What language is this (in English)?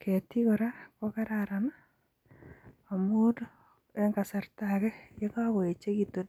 Kalenjin